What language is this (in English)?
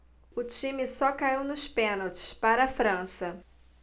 Portuguese